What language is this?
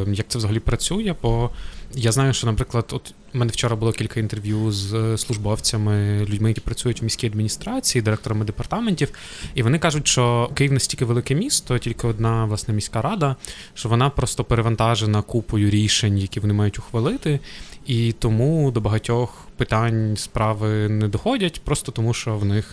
Ukrainian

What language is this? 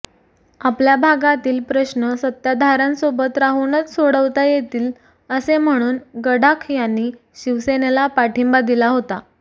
Marathi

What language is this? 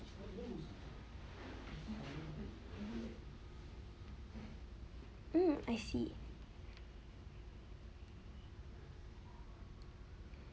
English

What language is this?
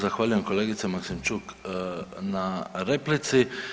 Croatian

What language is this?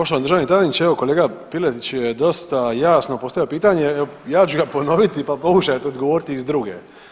Croatian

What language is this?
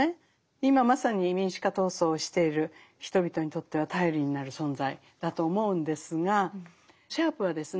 Japanese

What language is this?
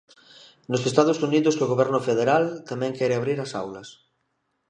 Galician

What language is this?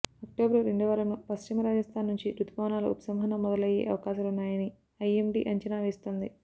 Telugu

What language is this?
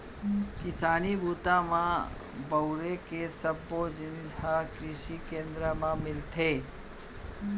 Chhattisgarhi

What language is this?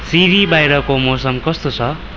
Nepali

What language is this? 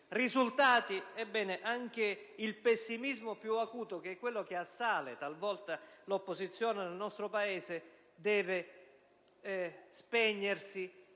Italian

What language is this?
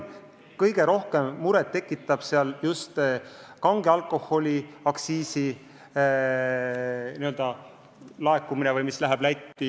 Estonian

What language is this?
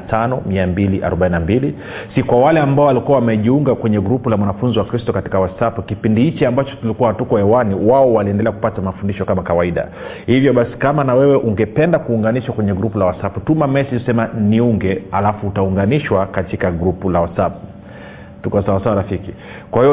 Swahili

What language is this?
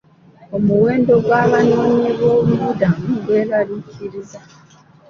Ganda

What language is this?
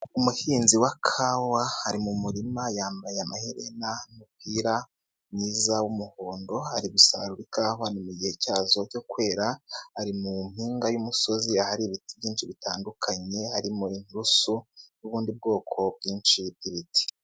Kinyarwanda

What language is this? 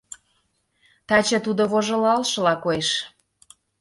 Mari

